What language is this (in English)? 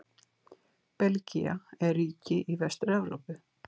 Icelandic